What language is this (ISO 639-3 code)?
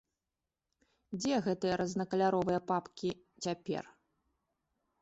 bel